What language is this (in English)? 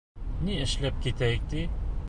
Bashkir